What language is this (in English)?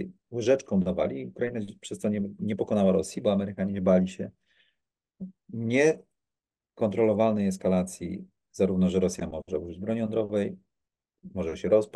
Polish